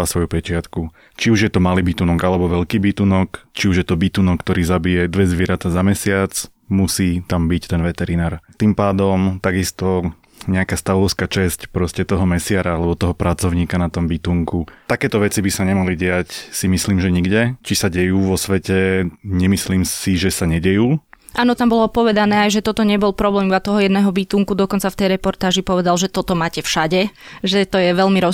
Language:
Slovak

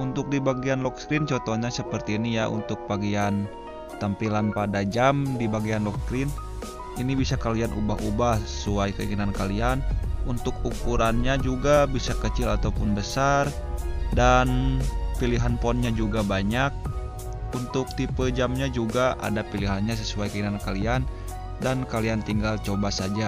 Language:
Indonesian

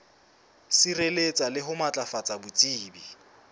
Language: Southern Sotho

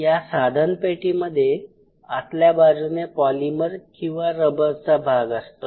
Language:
Marathi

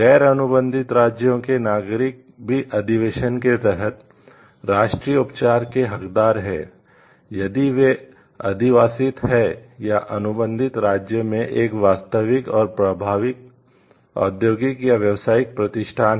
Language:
Hindi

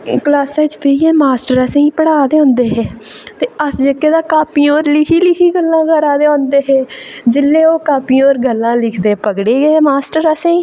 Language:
Dogri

